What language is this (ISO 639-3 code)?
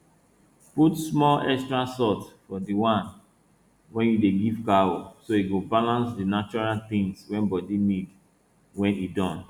pcm